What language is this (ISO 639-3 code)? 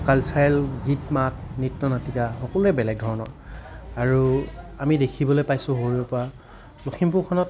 asm